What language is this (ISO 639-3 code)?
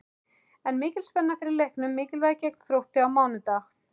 isl